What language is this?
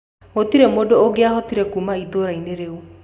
Kikuyu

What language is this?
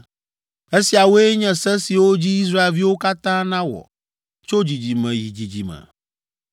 Ewe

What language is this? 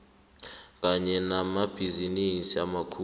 South Ndebele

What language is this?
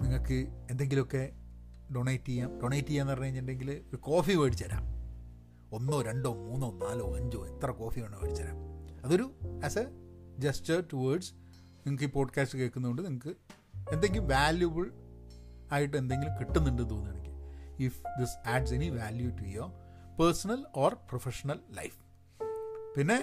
Malayalam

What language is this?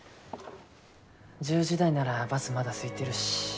Japanese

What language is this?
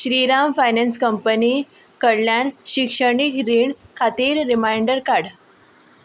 Konkani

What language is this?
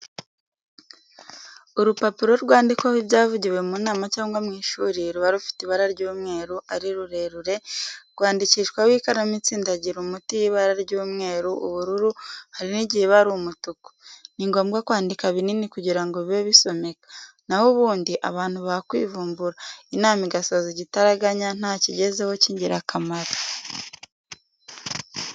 Kinyarwanda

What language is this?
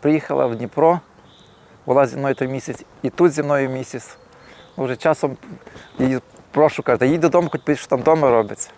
Ukrainian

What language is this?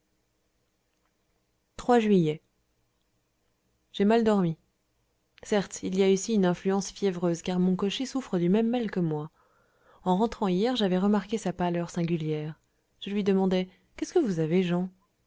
French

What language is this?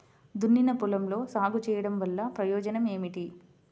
Telugu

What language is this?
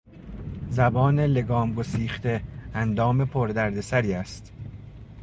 Persian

